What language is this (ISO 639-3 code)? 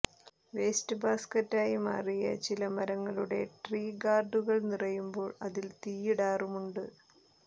mal